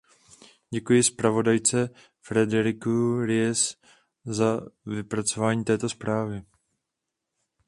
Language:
Czech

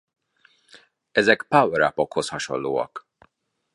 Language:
Hungarian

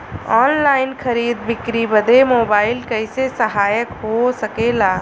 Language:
Bhojpuri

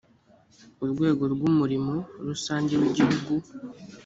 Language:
Kinyarwanda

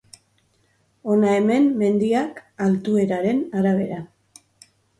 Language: Basque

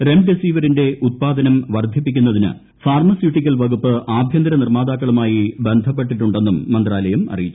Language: Malayalam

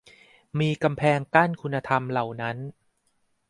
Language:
Thai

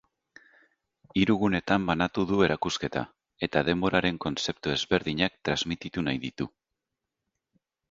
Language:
Basque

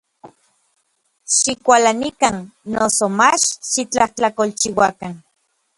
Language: Orizaba Nahuatl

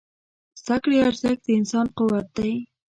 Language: Pashto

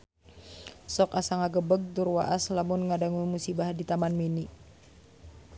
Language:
Sundanese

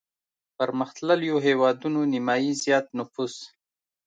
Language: Pashto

